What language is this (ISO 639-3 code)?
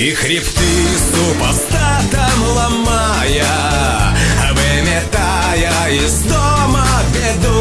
rus